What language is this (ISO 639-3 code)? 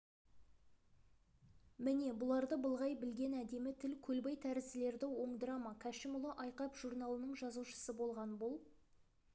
kaz